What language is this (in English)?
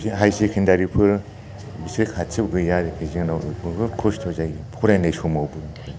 Bodo